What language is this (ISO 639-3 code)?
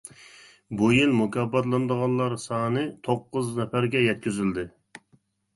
uig